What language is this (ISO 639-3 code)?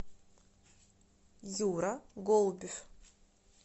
rus